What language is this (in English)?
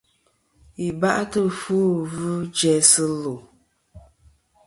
Kom